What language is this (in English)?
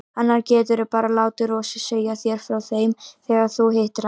Icelandic